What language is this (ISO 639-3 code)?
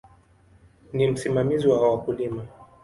swa